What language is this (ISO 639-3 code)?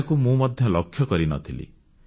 ori